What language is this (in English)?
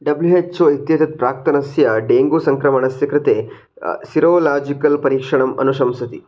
Sanskrit